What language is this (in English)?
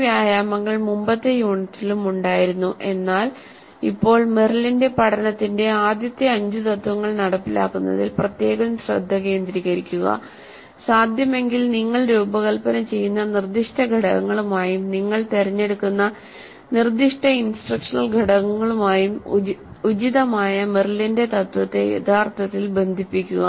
Malayalam